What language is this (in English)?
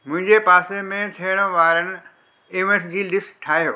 Sindhi